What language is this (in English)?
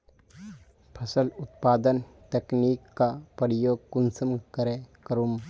Magahi